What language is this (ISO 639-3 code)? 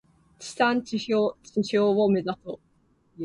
jpn